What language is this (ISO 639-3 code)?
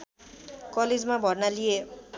nep